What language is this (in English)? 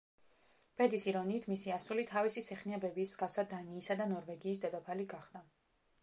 Georgian